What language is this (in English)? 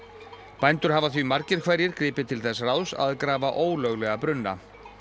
Icelandic